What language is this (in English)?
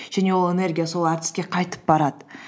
Kazakh